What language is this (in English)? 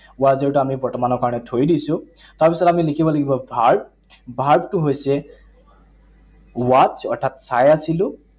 Assamese